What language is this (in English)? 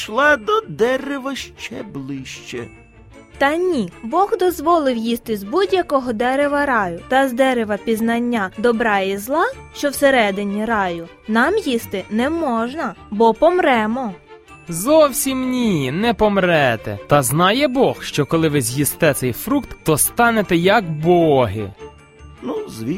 Ukrainian